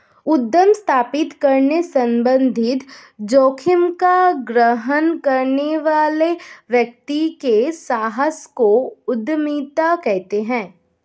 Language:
Hindi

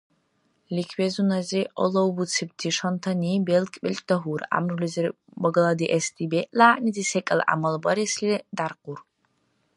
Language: Dargwa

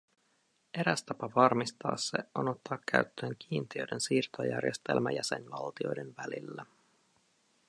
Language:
Finnish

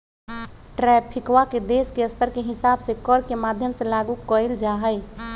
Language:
Magahi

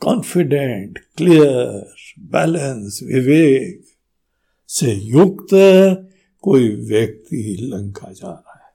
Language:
Hindi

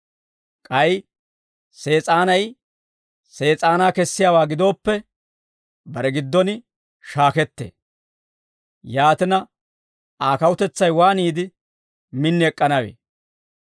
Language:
Dawro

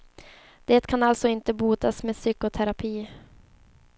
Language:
Swedish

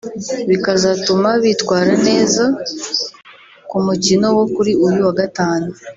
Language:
Kinyarwanda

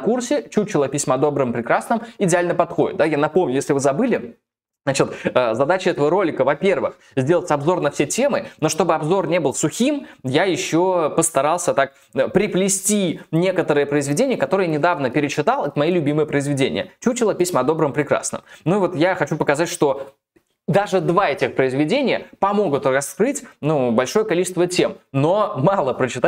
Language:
Russian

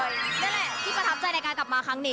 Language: Thai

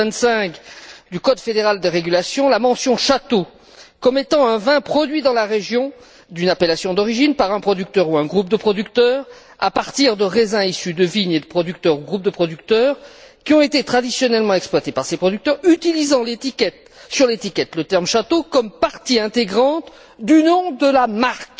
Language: French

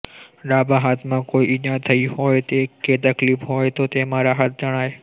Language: Gujarati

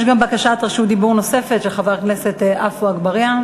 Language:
Hebrew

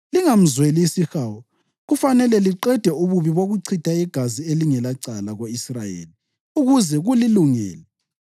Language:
North Ndebele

